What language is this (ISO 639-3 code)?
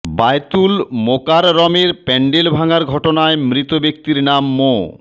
ben